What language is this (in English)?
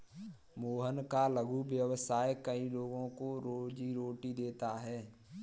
Hindi